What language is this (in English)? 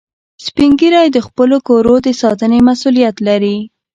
Pashto